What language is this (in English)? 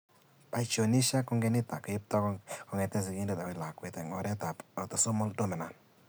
Kalenjin